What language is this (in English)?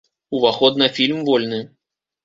Belarusian